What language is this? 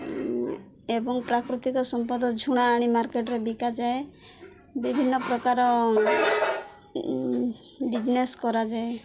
Odia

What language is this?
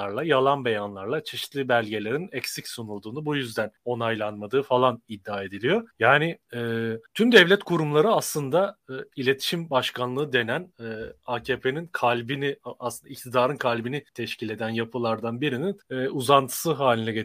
Turkish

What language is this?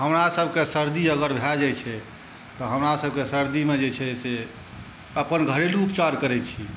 Maithili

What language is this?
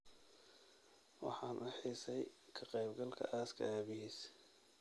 Somali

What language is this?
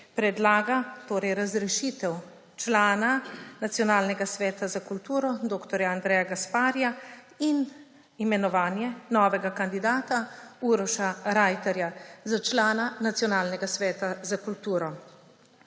Slovenian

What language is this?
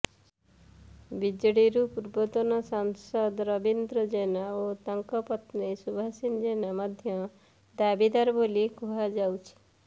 Odia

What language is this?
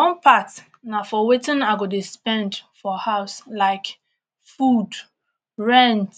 Nigerian Pidgin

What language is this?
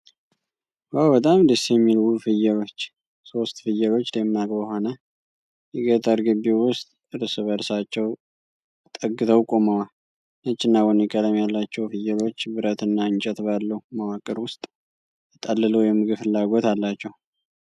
Amharic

